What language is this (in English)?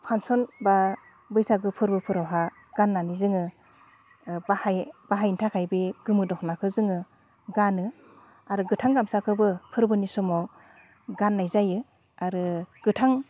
Bodo